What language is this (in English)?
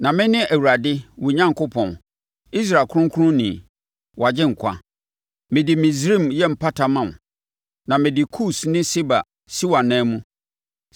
Akan